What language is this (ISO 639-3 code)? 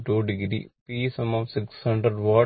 mal